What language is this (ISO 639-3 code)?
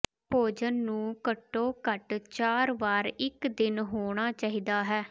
pan